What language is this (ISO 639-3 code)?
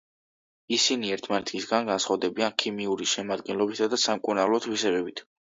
kat